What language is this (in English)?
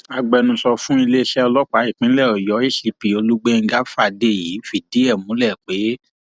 Yoruba